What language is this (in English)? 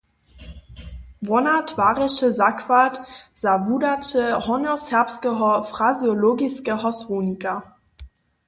Upper Sorbian